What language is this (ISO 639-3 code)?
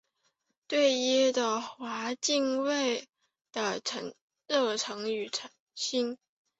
zho